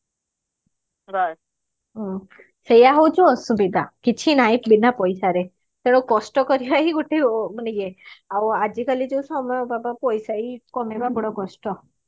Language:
Odia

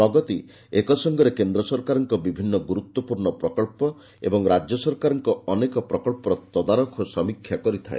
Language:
Odia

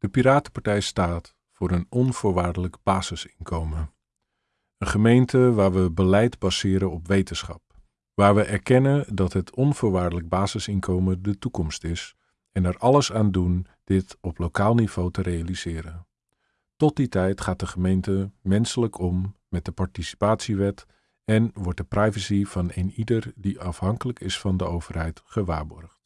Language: Dutch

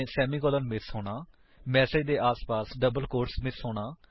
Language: Punjabi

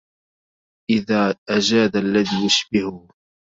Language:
Arabic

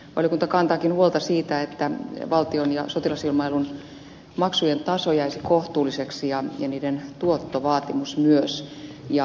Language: Finnish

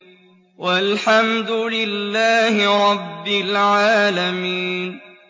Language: Arabic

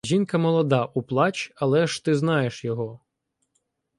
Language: Ukrainian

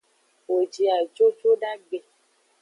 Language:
Aja (Benin)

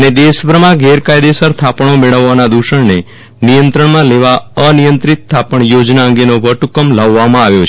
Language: Gujarati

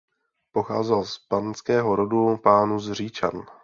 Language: Czech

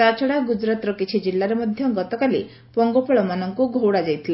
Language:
Odia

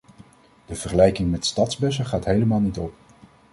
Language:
Dutch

